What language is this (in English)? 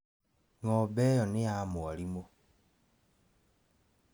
Kikuyu